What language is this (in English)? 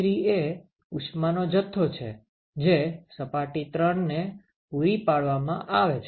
Gujarati